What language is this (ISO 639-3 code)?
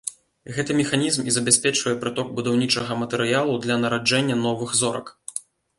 bel